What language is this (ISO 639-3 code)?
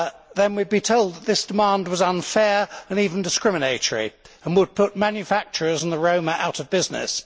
eng